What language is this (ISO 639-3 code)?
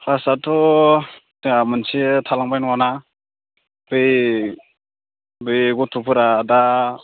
brx